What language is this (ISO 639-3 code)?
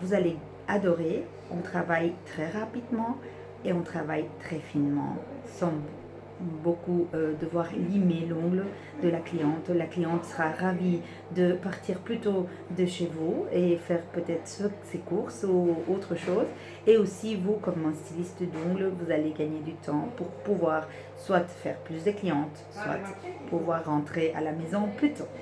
fra